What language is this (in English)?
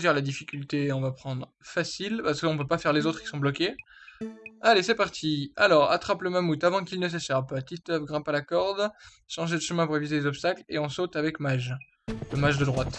French